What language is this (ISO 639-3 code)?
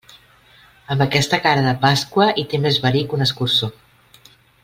cat